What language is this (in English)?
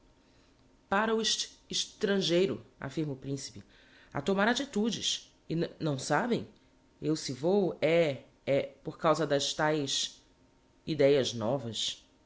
Portuguese